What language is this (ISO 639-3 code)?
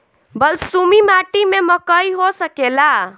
bho